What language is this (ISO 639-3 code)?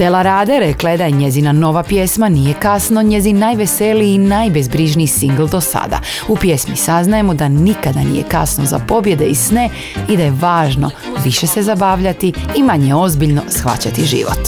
hrv